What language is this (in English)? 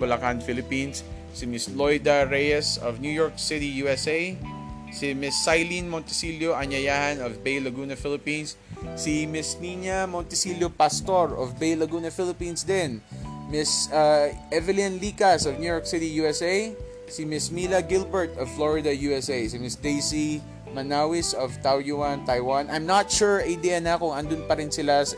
Filipino